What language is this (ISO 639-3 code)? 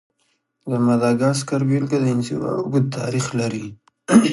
pus